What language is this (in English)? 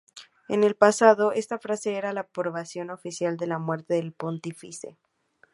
Spanish